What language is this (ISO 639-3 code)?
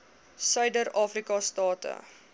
afr